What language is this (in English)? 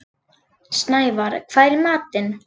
Icelandic